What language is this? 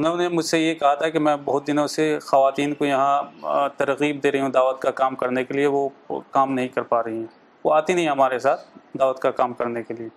Urdu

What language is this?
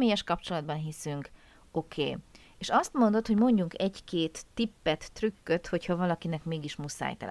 Hungarian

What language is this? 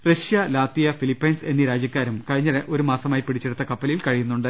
Malayalam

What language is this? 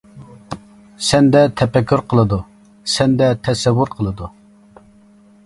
Uyghur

